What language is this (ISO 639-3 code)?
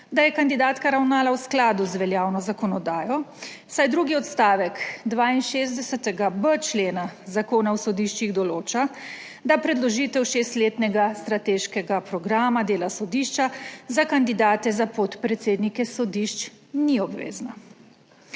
slv